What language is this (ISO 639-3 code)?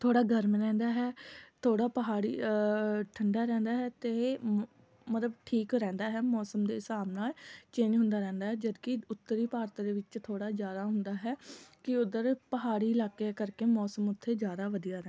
pan